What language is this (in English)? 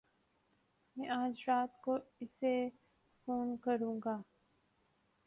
Urdu